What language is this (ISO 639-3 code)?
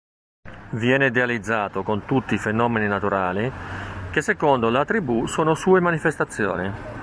ita